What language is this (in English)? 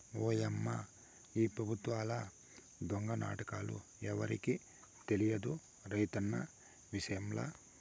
Telugu